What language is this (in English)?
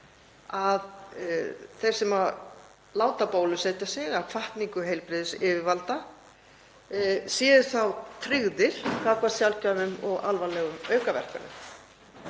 Icelandic